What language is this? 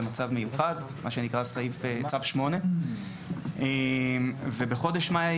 Hebrew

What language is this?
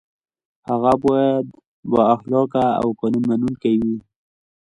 Pashto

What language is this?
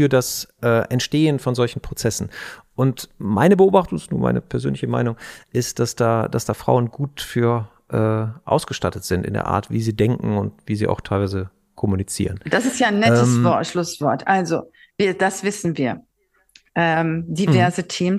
German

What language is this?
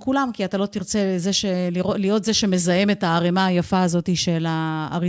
Hebrew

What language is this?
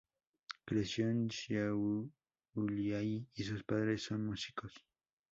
Spanish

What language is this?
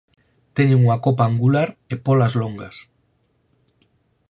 Galician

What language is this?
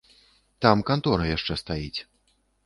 Belarusian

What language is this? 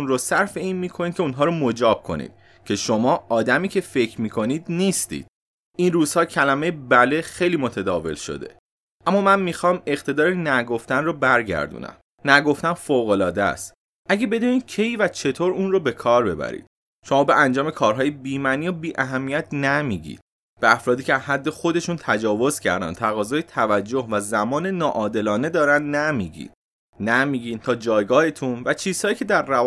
Persian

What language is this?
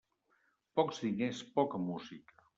Catalan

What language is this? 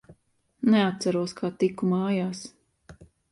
Latvian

